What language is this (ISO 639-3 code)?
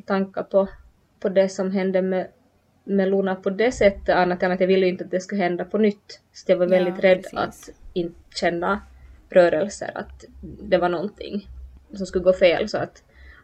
swe